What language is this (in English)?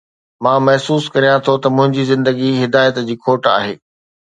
Sindhi